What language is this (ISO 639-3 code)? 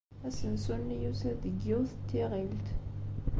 kab